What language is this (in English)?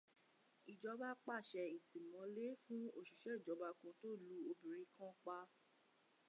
Yoruba